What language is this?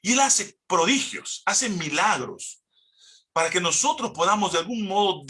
Spanish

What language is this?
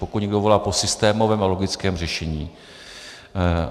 Czech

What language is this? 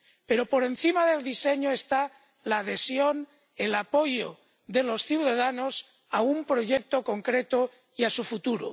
Spanish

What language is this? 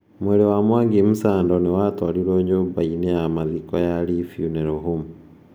Kikuyu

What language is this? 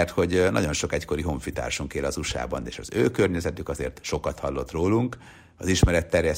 Hungarian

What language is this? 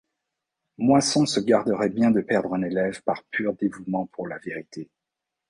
French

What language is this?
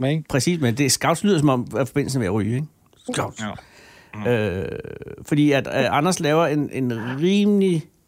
Danish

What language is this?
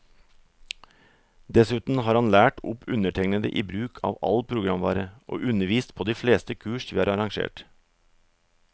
Norwegian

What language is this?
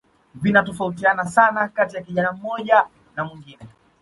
Swahili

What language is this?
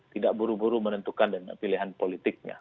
Indonesian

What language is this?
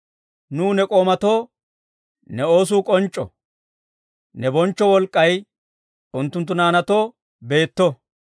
Dawro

